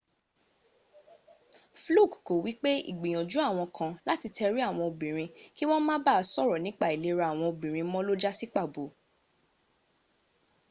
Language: Yoruba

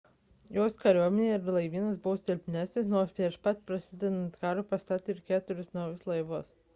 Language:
Lithuanian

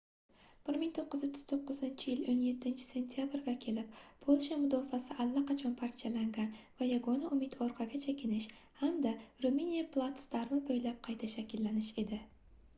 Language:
Uzbek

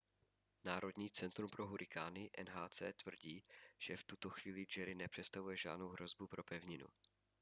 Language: Czech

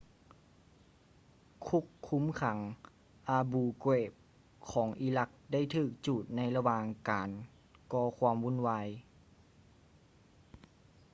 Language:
Lao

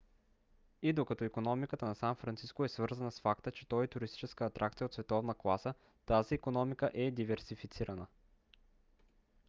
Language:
Bulgarian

